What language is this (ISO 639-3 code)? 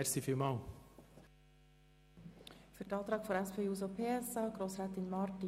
gsw